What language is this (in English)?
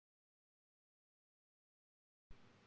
Cantonese